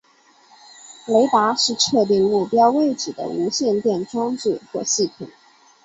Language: Chinese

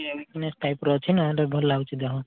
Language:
Odia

